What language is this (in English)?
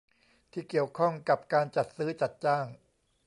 Thai